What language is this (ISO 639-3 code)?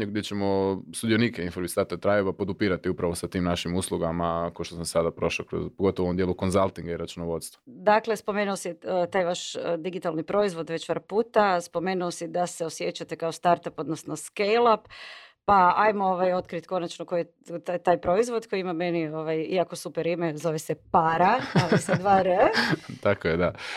hrv